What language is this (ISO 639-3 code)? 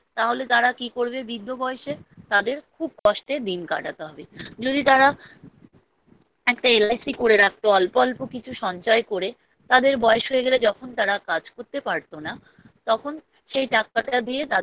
ben